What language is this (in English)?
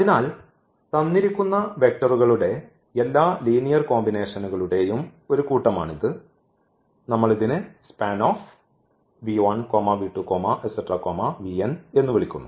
Malayalam